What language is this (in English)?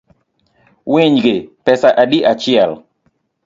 Luo (Kenya and Tanzania)